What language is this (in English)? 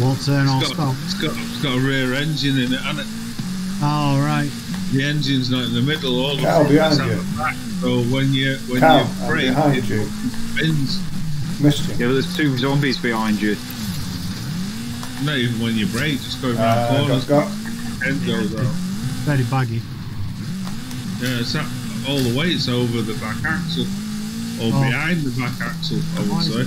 English